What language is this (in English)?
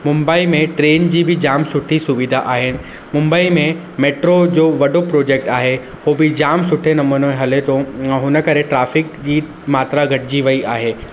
Sindhi